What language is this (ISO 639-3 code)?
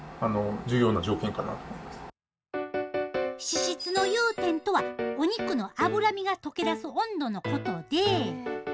jpn